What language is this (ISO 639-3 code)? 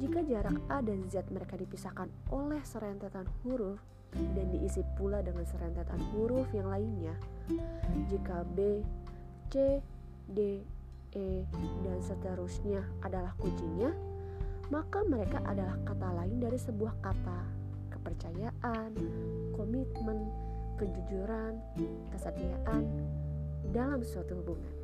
ind